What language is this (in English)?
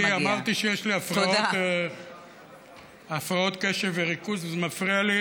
Hebrew